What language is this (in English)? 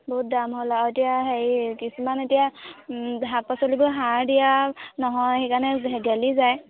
Assamese